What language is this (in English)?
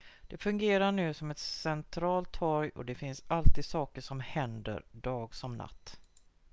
Swedish